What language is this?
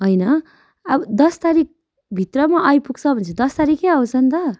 Nepali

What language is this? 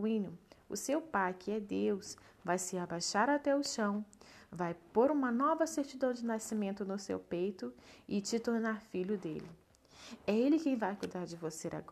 Portuguese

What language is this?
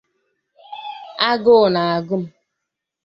Igbo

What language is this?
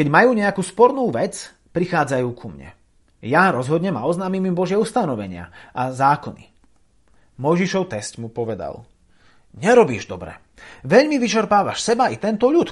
Slovak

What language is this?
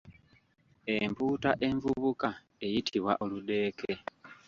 Ganda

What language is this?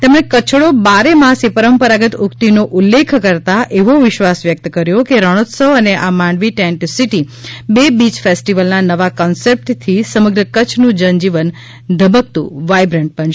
Gujarati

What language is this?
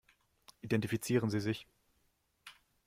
German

